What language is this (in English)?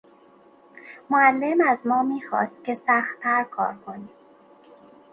Persian